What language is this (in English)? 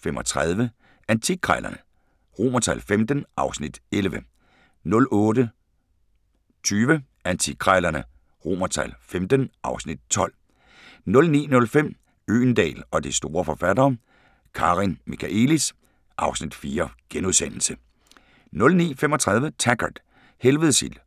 Danish